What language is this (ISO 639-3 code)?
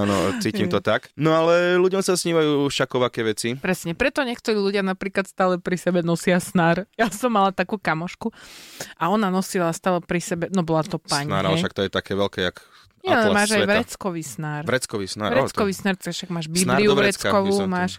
slk